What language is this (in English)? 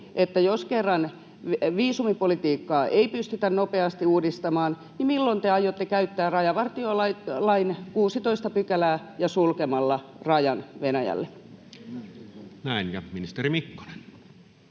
Finnish